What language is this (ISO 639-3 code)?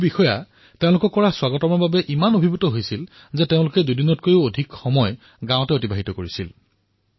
asm